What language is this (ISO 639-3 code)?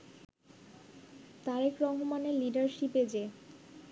ben